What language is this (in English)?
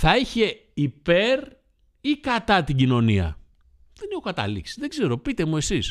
Greek